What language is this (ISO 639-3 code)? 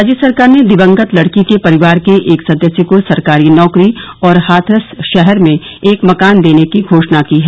hin